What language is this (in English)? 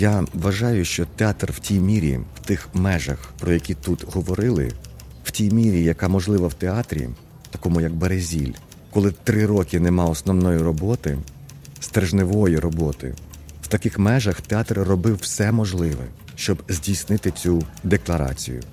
Ukrainian